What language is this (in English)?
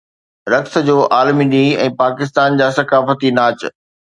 Sindhi